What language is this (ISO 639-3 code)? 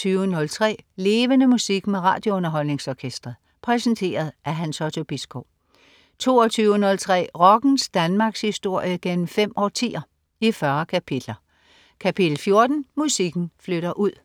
dan